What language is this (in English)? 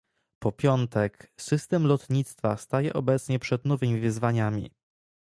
Polish